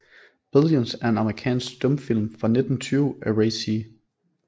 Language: Danish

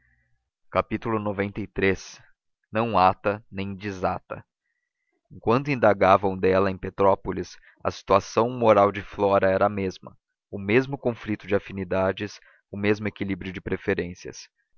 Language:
Portuguese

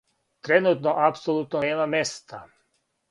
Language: Serbian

